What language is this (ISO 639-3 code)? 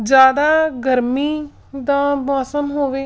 pan